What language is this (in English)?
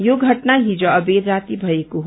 Nepali